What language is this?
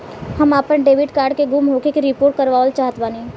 Bhojpuri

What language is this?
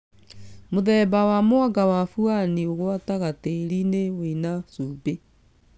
Kikuyu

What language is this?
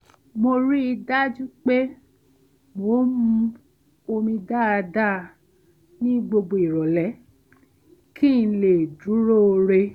Yoruba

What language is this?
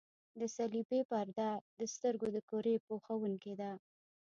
Pashto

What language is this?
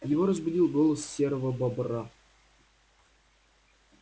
Russian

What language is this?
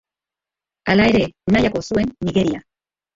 Basque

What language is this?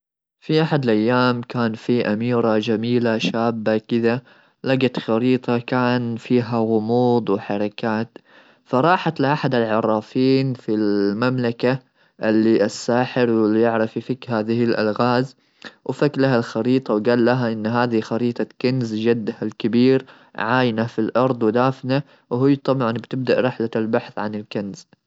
Gulf Arabic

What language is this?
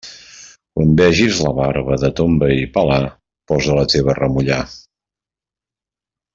Catalan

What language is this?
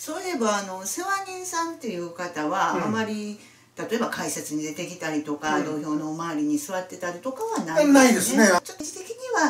Japanese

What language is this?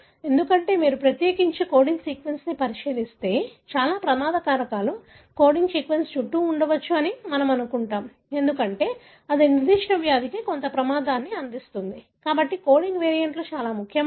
Telugu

